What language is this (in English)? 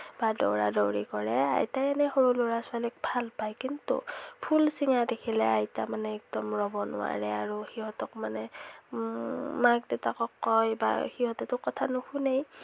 Assamese